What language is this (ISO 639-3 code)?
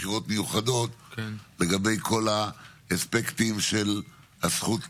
heb